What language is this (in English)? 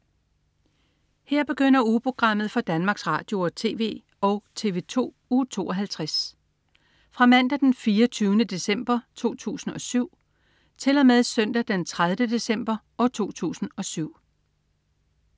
Danish